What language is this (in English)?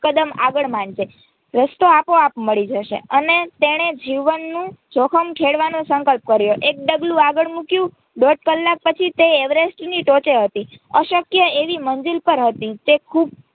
Gujarati